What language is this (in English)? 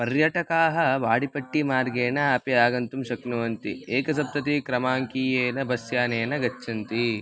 Sanskrit